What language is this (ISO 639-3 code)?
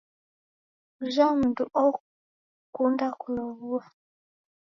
dav